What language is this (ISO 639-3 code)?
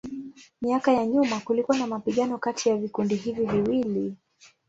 swa